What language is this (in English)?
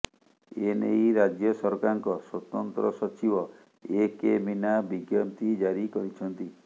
Odia